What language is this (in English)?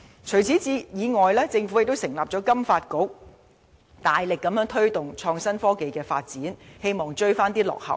Cantonese